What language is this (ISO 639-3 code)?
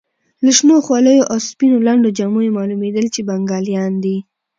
pus